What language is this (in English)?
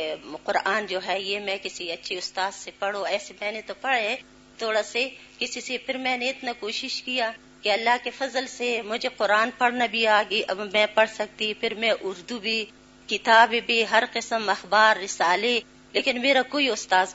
Urdu